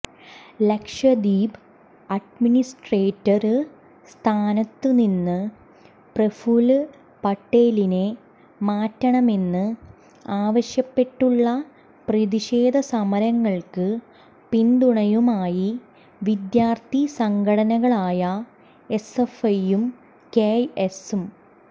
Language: Malayalam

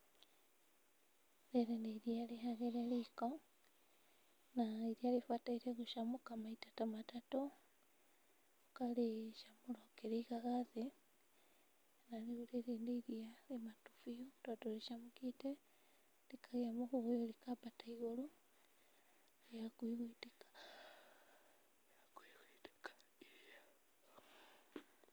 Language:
Kikuyu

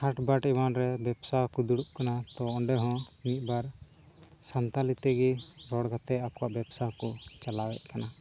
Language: Santali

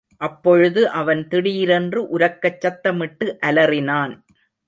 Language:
Tamil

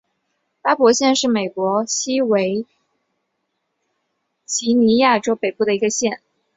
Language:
Chinese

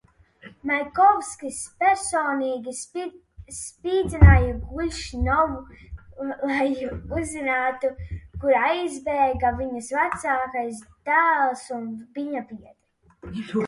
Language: Latvian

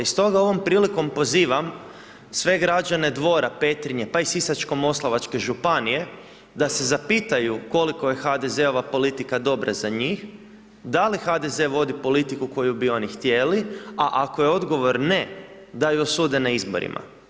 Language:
Croatian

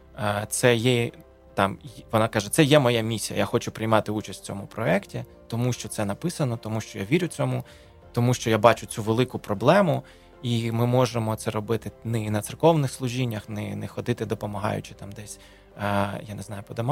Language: Ukrainian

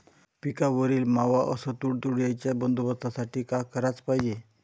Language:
Marathi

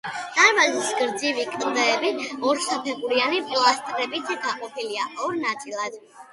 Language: Georgian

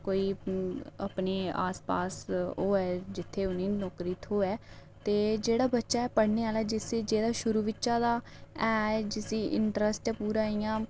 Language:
Dogri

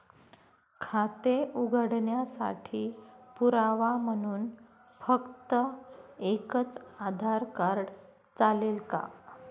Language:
Marathi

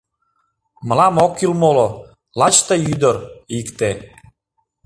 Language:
Mari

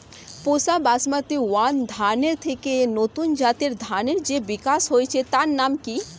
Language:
Bangla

